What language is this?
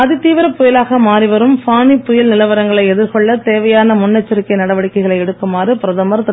Tamil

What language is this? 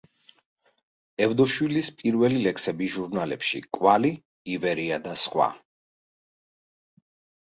Georgian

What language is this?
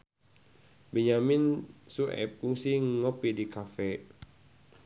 Sundanese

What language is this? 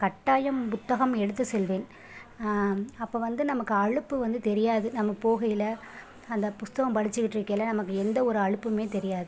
Tamil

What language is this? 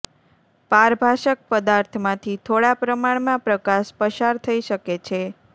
Gujarati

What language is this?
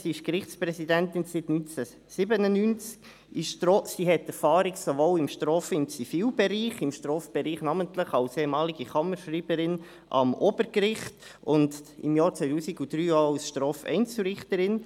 Swiss German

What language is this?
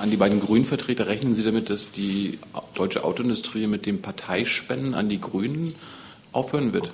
German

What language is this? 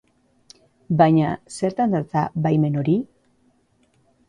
Basque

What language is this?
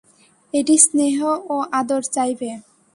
Bangla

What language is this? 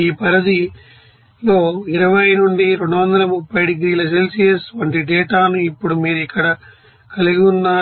Telugu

